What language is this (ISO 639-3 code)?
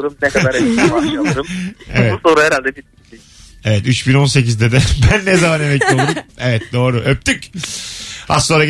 tur